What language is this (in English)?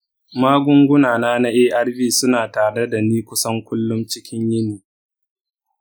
Hausa